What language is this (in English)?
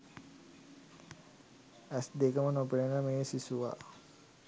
Sinhala